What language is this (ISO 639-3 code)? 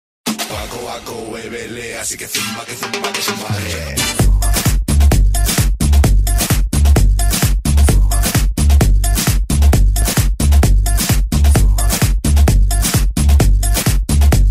hun